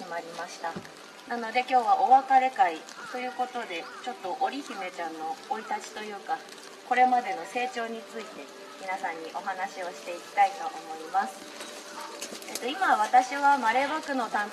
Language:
Japanese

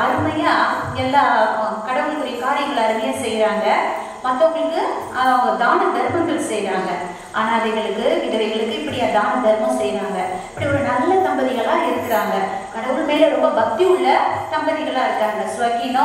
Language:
Korean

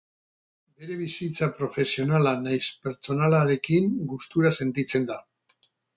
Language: Basque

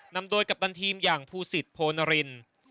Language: Thai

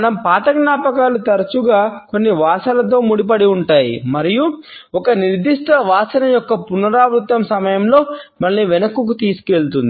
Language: Telugu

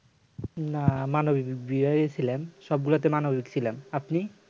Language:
Bangla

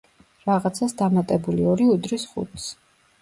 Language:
Georgian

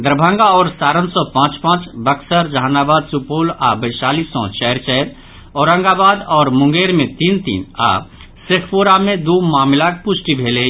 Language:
Maithili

